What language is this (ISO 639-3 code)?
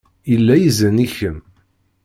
kab